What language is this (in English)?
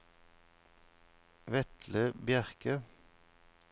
Norwegian